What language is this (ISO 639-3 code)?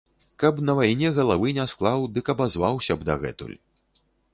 bel